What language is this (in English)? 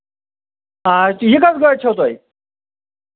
Kashmiri